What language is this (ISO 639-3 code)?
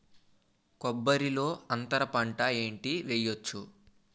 tel